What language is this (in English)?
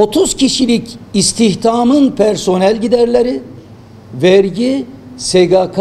Turkish